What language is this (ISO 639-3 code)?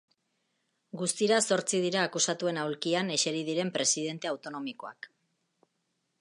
eus